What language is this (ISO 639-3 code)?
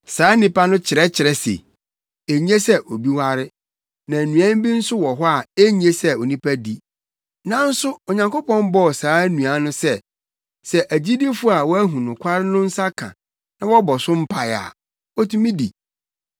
aka